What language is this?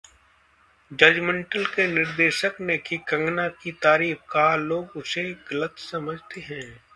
Hindi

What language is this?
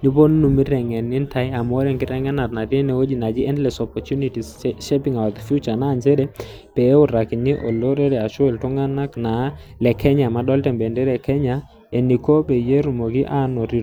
Masai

